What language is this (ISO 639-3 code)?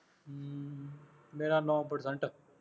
pan